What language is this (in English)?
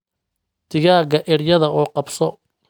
Somali